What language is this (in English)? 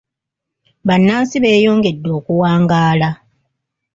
Ganda